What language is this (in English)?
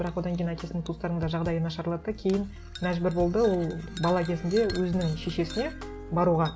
Kazakh